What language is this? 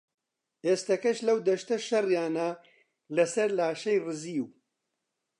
Central Kurdish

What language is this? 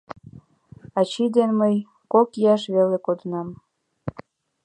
Mari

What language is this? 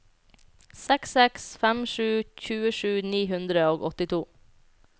Norwegian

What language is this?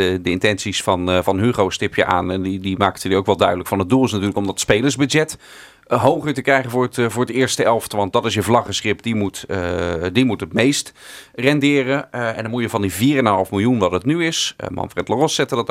Dutch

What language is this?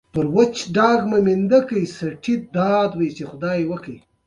Pashto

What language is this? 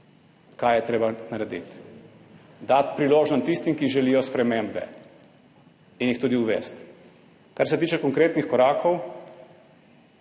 Slovenian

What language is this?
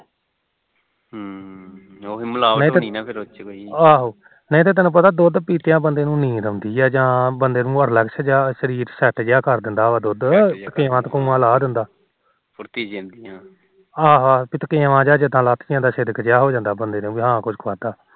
Punjabi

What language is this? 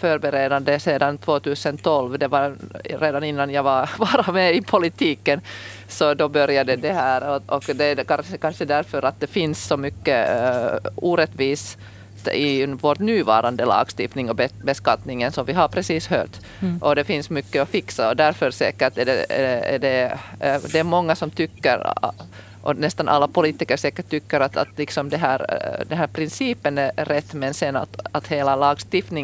Swedish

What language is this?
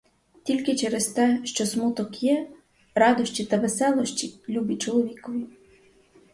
Ukrainian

